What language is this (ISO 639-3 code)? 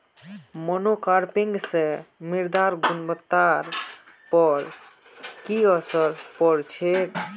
mag